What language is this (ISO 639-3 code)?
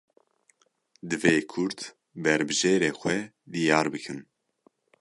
kur